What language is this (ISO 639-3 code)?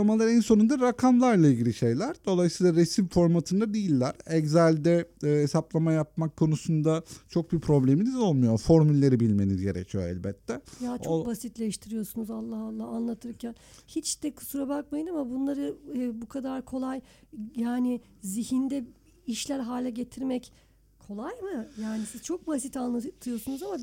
tur